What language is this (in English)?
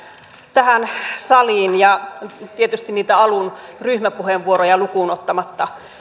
Finnish